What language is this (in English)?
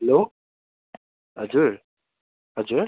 Nepali